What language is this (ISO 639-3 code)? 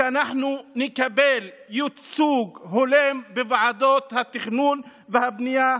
heb